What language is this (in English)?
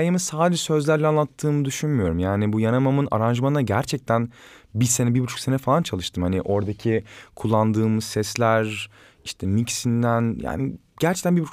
Turkish